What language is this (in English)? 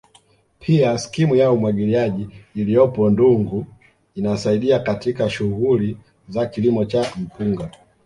Swahili